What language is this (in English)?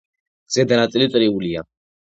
Georgian